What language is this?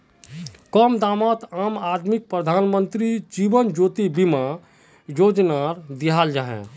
Magahi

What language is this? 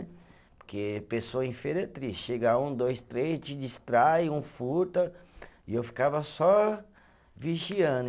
Portuguese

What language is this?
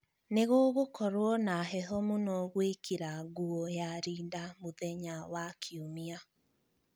Kikuyu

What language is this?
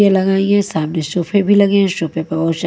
Hindi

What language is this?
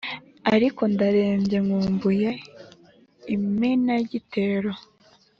Kinyarwanda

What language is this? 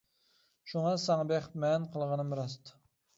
Uyghur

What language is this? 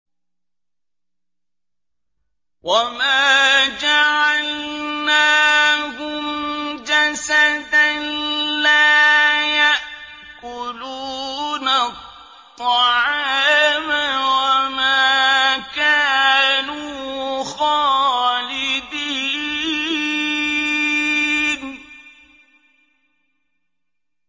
Arabic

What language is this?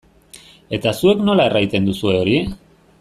Basque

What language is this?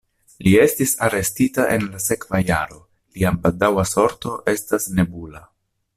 Esperanto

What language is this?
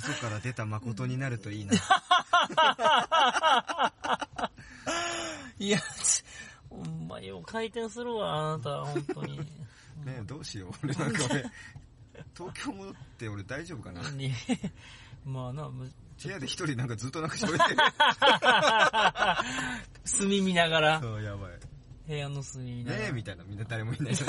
Japanese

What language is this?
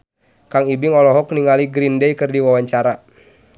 Sundanese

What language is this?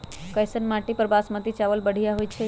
Magahi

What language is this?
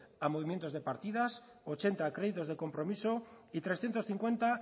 Spanish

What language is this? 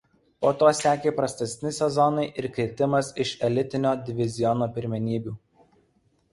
Lithuanian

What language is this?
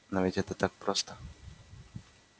Russian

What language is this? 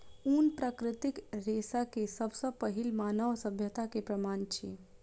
Maithili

